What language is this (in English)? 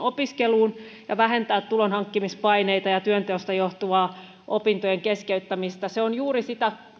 Finnish